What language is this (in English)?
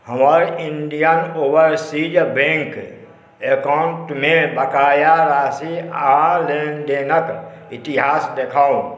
Maithili